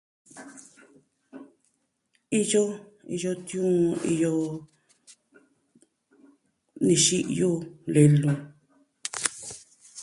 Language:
Southwestern Tlaxiaco Mixtec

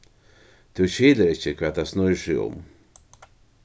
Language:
Faroese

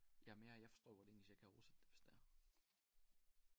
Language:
Danish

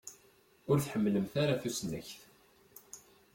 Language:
Kabyle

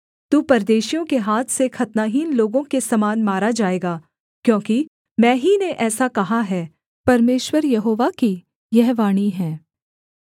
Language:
Hindi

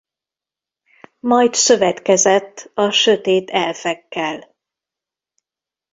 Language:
Hungarian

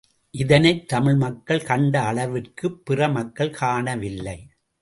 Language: Tamil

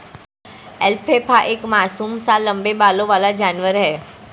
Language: Hindi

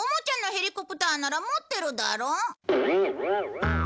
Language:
Japanese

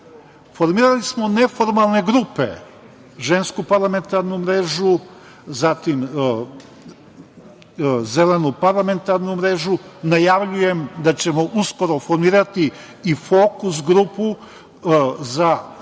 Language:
Serbian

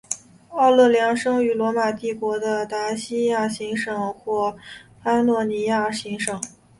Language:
Chinese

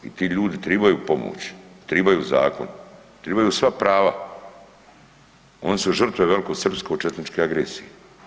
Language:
Croatian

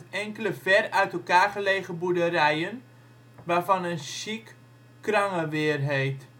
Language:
Dutch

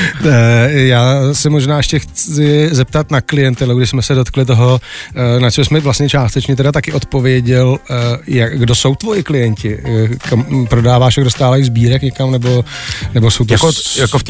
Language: Czech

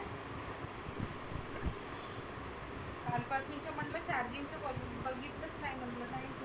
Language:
Marathi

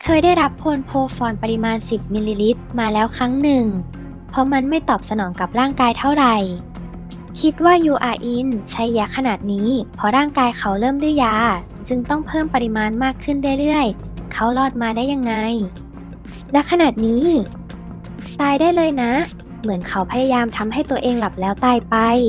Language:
Thai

